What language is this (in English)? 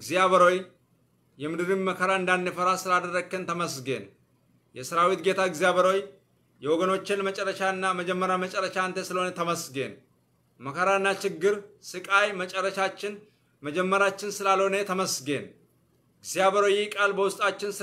Arabic